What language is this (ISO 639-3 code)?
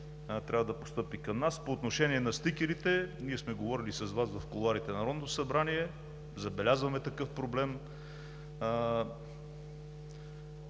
bul